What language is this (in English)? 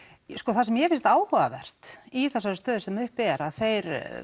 Icelandic